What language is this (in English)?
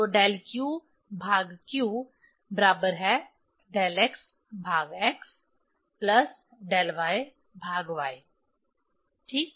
Hindi